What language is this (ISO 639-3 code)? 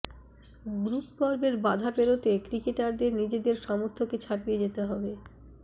ben